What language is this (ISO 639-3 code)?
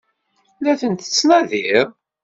kab